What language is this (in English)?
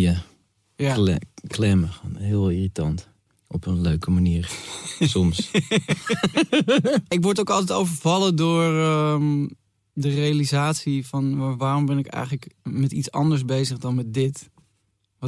Dutch